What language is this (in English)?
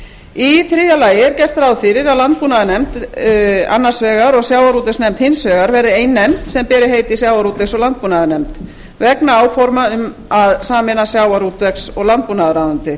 Icelandic